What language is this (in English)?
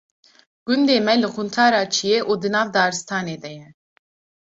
Kurdish